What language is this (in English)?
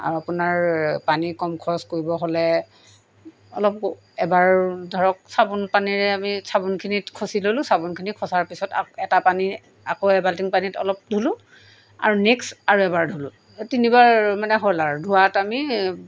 Assamese